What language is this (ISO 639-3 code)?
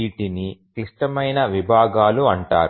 tel